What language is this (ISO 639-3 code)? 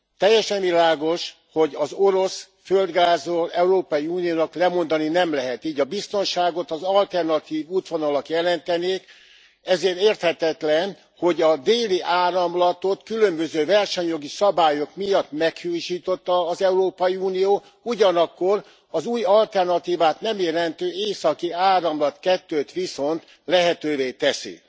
hun